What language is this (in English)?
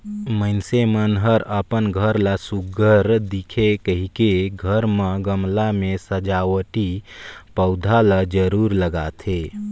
Chhattisgarhi